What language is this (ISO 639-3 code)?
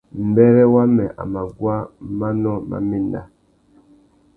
bag